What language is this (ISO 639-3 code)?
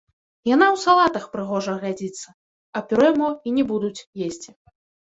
bel